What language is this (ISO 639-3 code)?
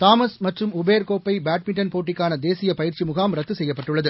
tam